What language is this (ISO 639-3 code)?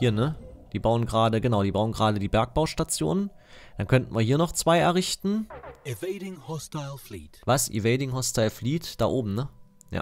deu